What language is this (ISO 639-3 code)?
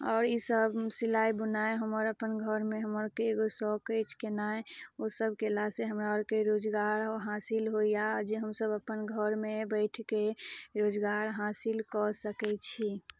mai